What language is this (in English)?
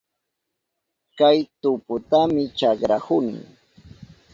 Southern Pastaza Quechua